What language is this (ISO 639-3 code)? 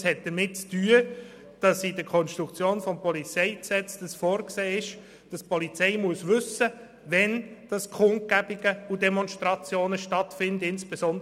gsw